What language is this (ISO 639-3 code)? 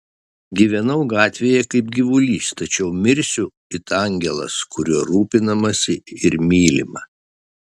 lit